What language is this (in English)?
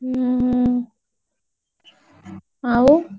Odia